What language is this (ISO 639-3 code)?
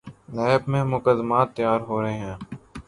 urd